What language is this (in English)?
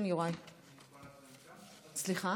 Hebrew